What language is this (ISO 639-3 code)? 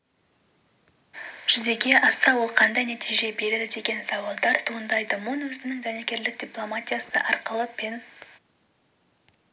kaz